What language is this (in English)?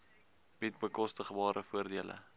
Afrikaans